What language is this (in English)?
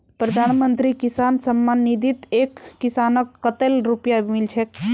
Magahi